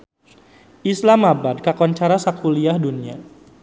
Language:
Sundanese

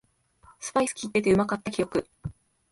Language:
Japanese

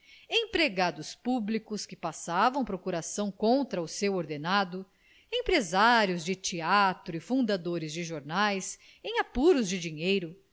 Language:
Portuguese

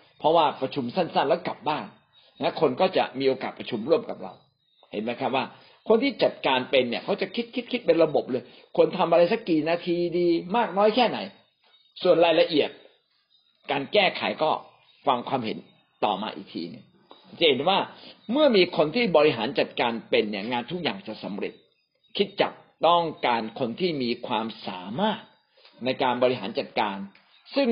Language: Thai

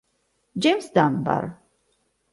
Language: Italian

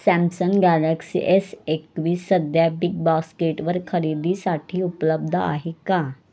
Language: Marathi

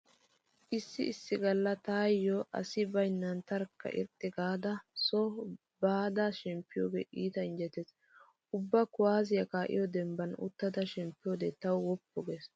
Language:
Wolaytta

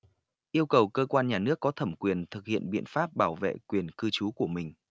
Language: Vietnamese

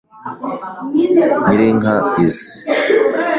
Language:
Kinyarwanda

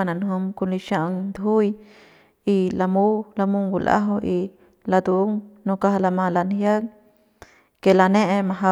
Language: Central Pame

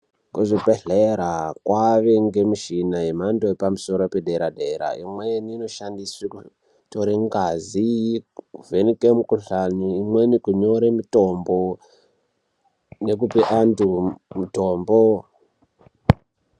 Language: Ndau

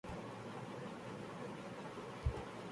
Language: Urdu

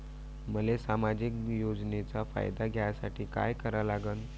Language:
Marathi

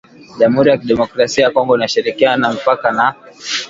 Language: Swahili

